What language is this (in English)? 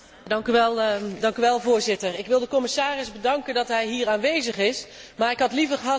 Dutch